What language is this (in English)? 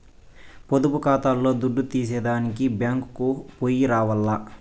Telugu